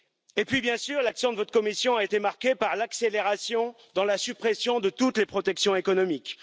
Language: French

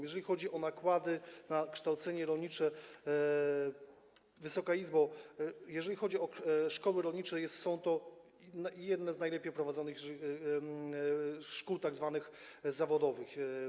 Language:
Polish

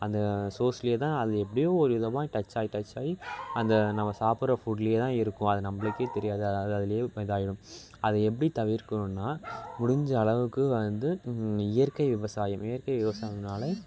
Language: Tamil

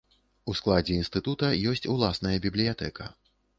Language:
Belarusian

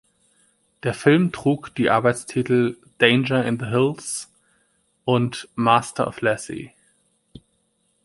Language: German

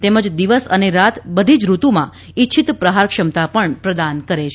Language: Gujarati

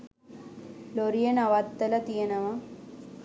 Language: Sinhala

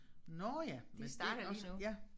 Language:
Danish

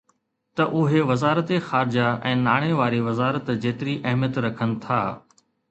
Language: Sindhi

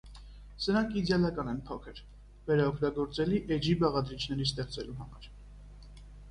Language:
Armenian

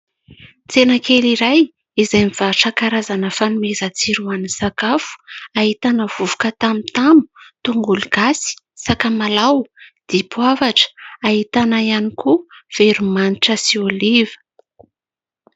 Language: Malagasy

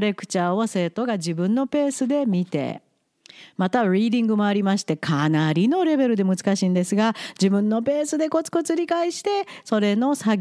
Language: Japanese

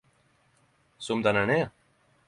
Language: Norwegian Nynorsk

